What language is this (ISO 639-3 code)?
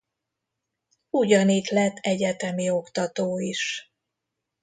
hun